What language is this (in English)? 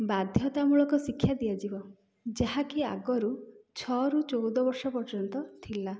Odia